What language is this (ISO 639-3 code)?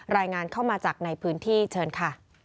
tha